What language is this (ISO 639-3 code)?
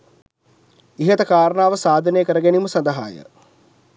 sin